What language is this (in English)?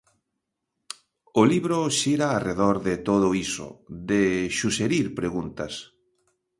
Galician